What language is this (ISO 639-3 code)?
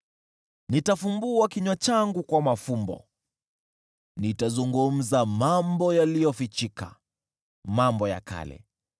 swa